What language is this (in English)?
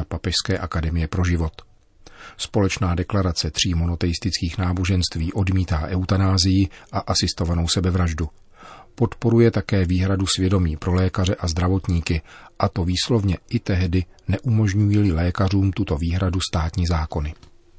Czech